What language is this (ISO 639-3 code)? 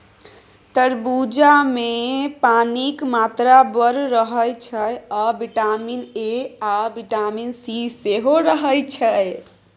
mai